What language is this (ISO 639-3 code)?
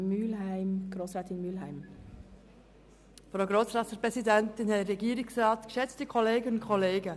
gsw